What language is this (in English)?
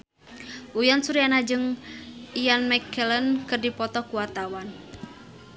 Sundanese